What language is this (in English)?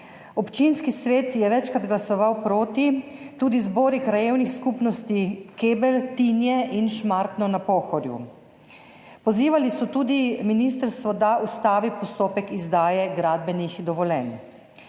Slovenian